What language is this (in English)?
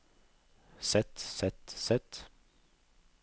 Norwegian